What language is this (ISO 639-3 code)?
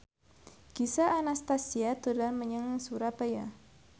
jav